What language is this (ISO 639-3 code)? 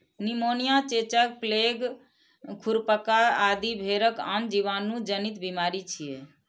mai